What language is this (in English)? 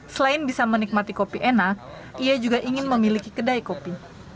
Indonesian